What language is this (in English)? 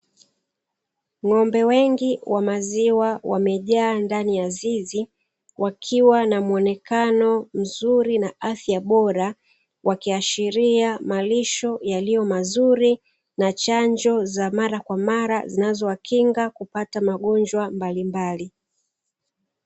Swahili